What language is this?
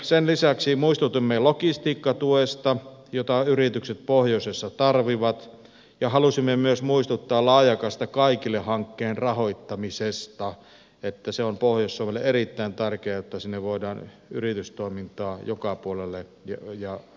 Finnish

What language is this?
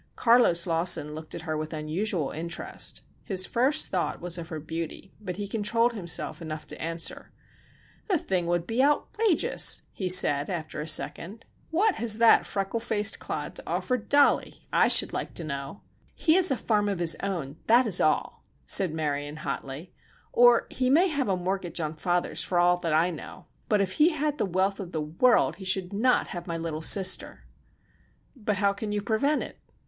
English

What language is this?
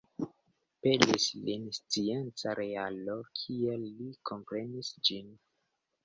Esperanto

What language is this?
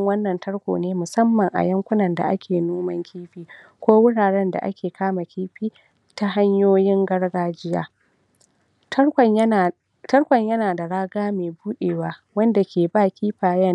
Hausa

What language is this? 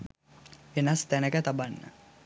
Sinhala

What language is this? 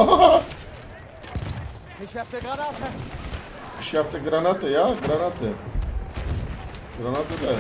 Turkish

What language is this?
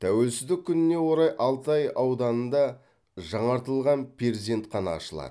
Kazakh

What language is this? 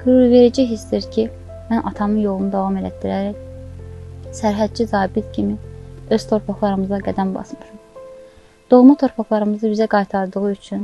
Turkish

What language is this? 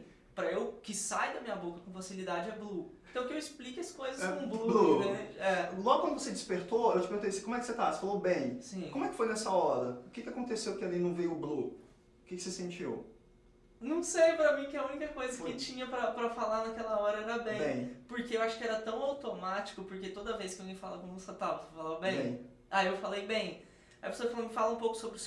Portuguese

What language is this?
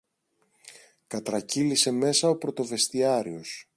Greek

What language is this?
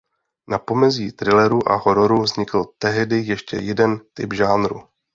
Czech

